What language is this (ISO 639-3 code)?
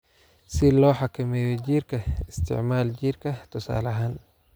som